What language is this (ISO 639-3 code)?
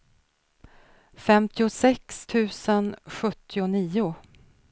swe